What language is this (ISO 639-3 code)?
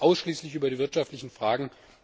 deu